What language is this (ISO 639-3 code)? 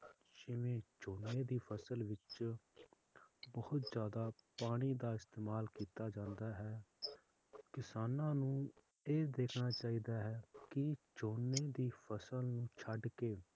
pan